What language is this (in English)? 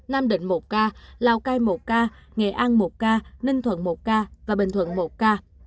Vietnamese